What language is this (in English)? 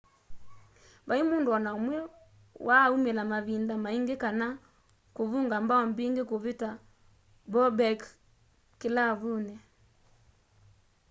Kamba